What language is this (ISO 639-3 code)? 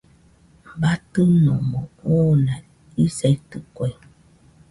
hux